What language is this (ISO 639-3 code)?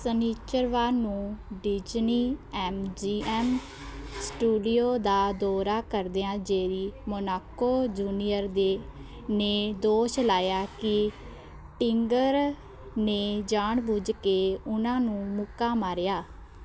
pan